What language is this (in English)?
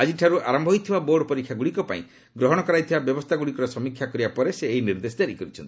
Odia